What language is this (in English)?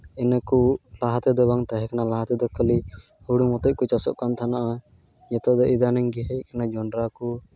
Santali